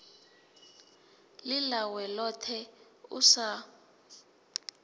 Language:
Venda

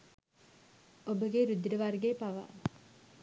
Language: Sinhala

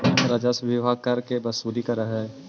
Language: Magahi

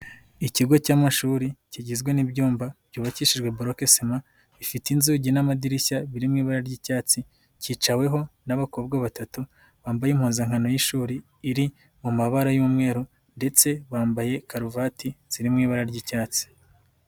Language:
Kinyarwanda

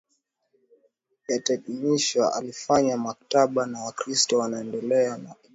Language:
Swahili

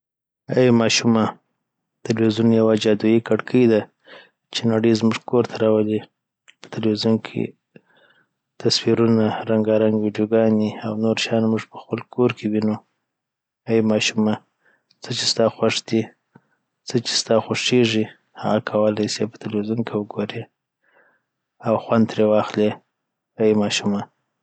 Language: Southern Pashto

